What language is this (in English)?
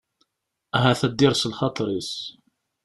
Kabyle